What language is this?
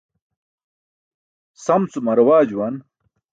Burushaski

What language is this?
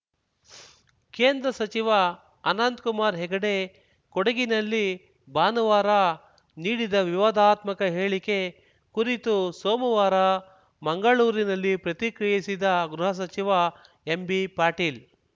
Kannada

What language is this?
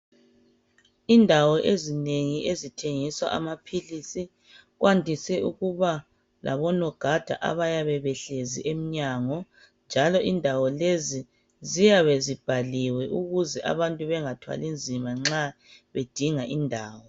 North Ndebele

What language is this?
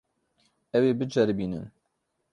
Kurdish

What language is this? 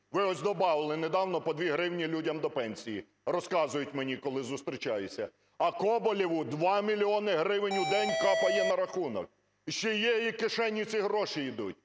Ukrainian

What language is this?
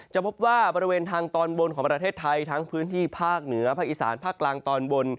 Thai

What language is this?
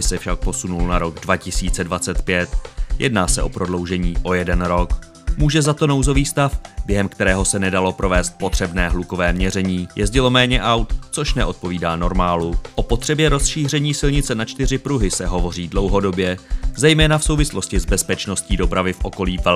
Czech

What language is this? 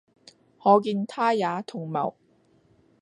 Cantonese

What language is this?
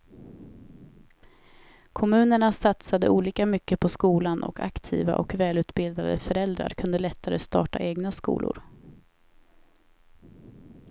Swedish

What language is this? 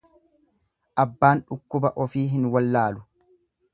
Oromo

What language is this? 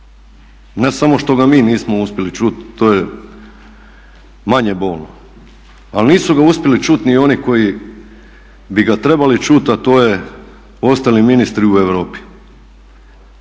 Croatian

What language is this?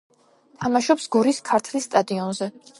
Georgian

